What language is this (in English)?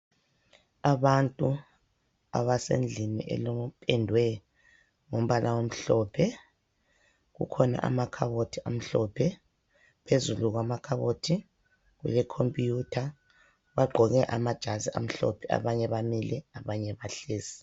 North Ndebele